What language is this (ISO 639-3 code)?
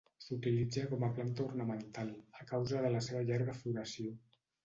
cat